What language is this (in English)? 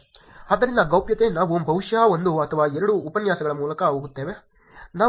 Kannada